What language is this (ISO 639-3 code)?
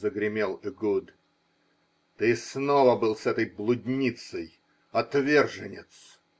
rus